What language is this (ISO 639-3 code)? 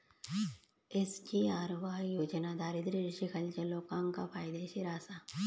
mar